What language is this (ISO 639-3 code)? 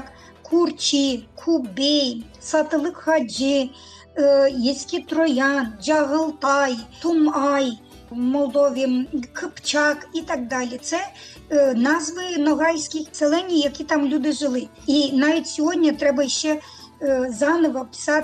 ukr